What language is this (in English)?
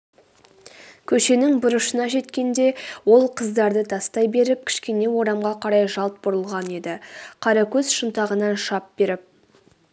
Kazakh